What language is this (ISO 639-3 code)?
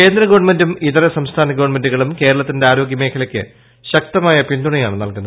mal